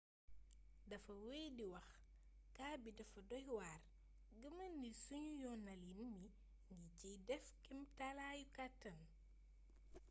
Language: Wolof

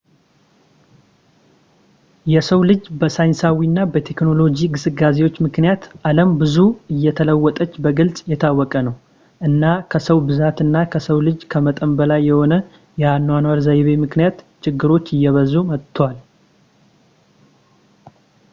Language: Amharic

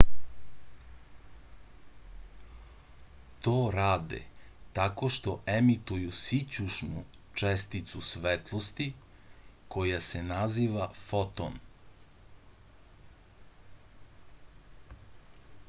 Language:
Serbian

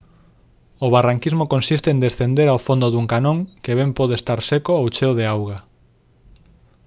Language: Galician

